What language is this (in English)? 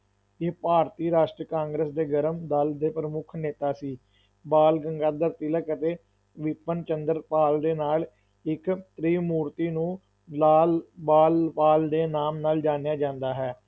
Punjabi